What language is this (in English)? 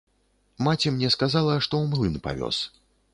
Belarusian